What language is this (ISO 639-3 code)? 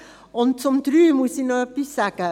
gsw